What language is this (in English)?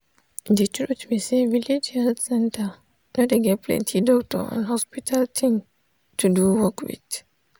Nigerian Pidgin